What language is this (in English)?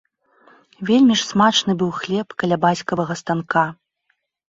Belarusian